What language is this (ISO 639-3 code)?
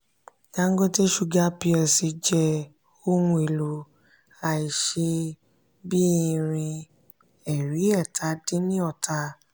yor